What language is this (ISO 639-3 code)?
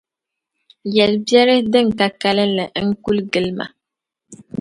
dag